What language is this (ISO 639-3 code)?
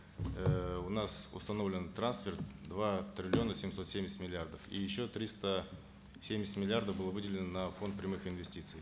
kaz